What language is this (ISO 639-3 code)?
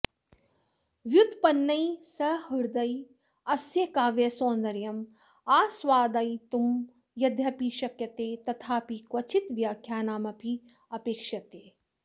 san